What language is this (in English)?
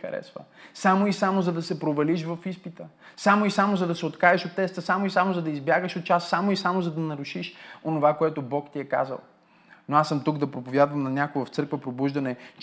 Bulgarian